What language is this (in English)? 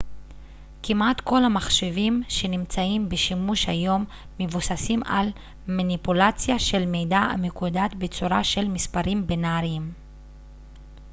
Hebrew